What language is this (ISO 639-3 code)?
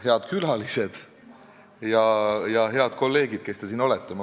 est